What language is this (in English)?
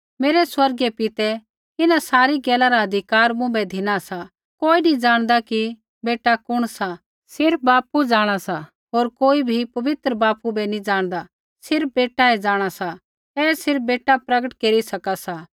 Kullu Pahari